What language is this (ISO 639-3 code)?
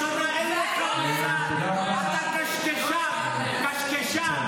heb